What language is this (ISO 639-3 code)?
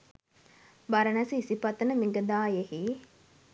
sin